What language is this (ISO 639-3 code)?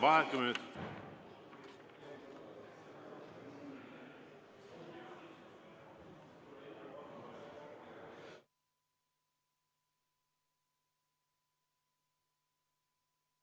est